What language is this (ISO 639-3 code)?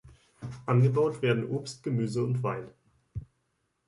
deu